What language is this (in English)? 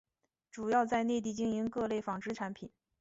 Chinese